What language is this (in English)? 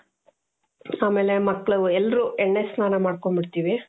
Kannada